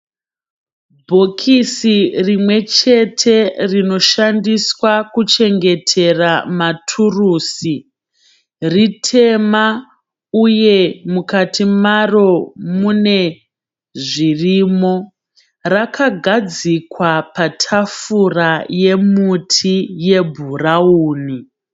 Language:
Shona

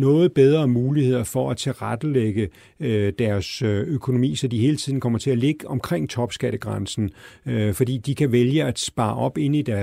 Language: Danish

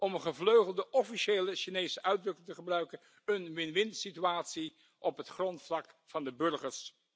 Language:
Dutch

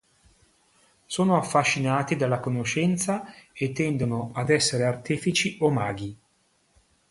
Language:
Italian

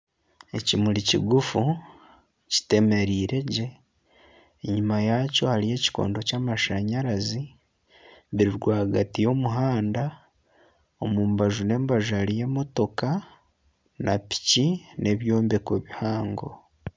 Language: Nyankole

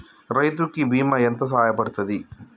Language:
Telugu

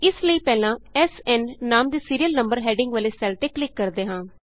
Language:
Punjabi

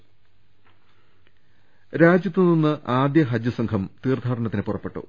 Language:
Malayalam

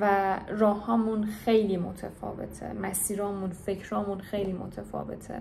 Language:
Persian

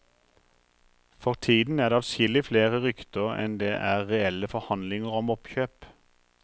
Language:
Norwegian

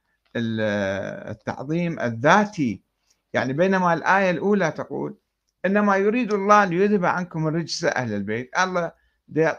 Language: Arabic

